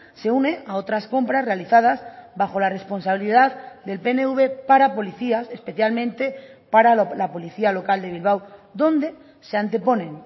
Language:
Spanish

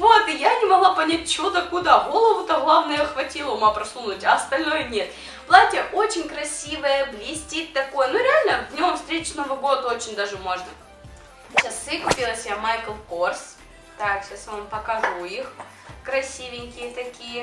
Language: Russian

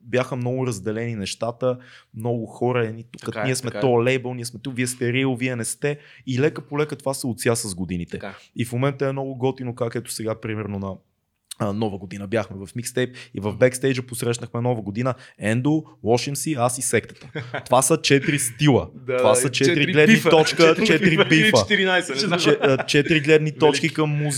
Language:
Bulgarian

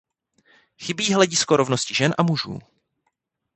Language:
Czech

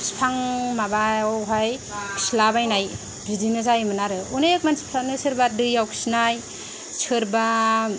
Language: Bodo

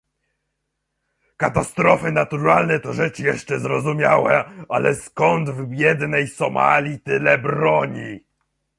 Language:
Polish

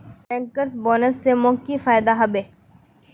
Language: Magahi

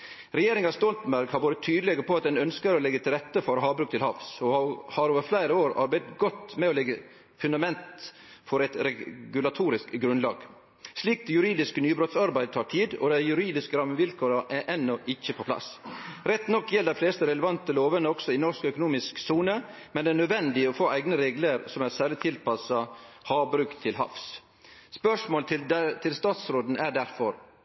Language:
Norwegian Nynorsk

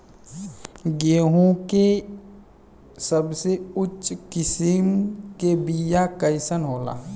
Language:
Bhojpuri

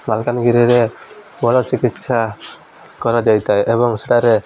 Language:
Odia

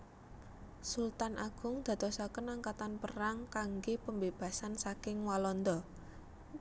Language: Javanese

